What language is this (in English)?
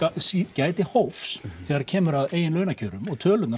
Icelandic